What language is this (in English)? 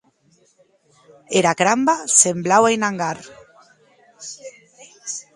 Occitan